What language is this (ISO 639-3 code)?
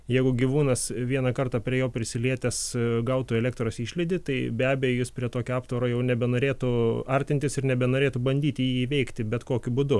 lit